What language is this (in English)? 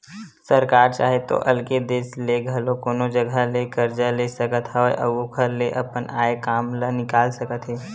Chhattisgarhi